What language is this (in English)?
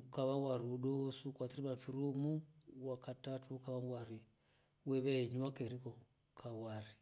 Rombo